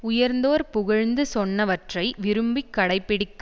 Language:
Tamil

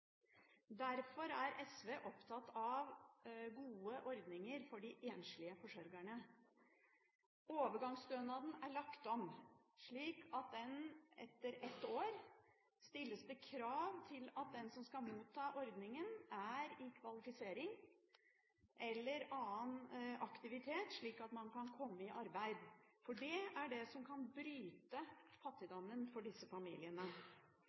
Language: Norwegian Bokmål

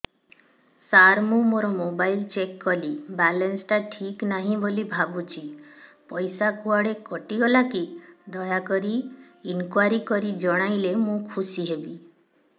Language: Odia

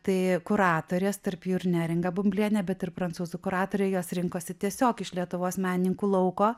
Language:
Lithuanian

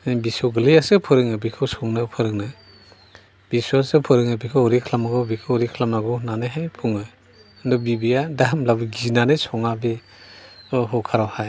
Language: Bodo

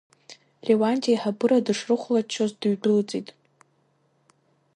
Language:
Abkhazian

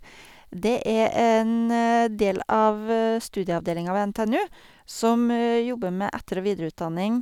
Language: Norwegian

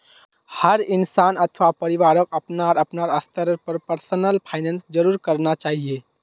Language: Magahi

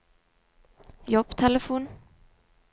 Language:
Norwegian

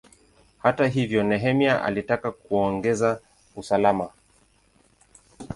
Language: Swahili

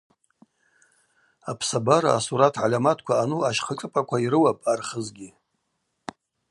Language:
Abaza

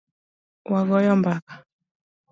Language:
Luo (Kenya and Tanzania)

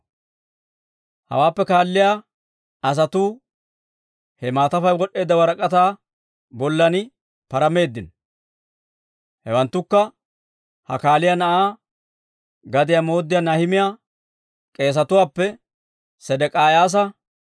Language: Dawro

